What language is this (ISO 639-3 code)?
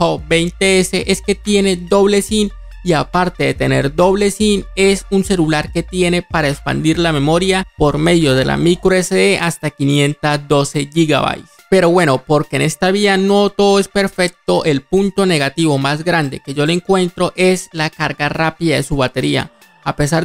spa